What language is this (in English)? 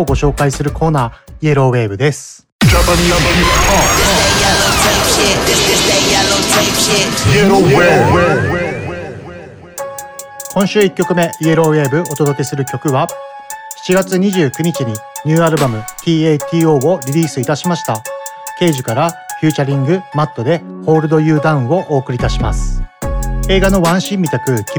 Japanese